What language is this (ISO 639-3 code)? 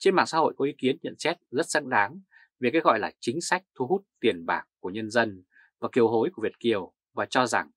vie